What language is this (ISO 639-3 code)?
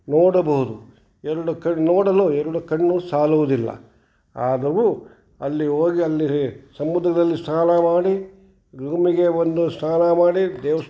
kan